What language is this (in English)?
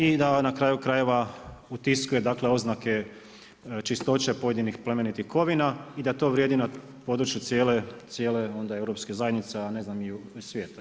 Croatian